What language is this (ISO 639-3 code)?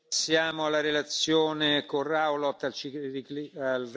spa